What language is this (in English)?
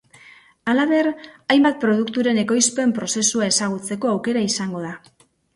Basque